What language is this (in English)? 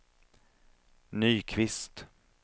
Swedish